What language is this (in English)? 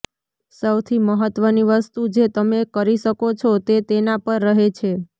Gujarati